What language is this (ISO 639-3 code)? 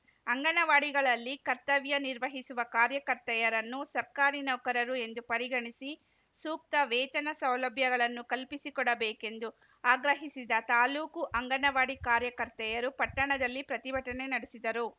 kan